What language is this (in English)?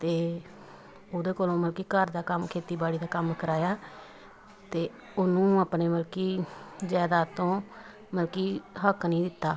Punjabi